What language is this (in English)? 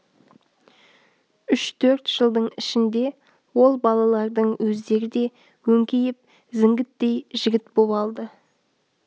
Kazakh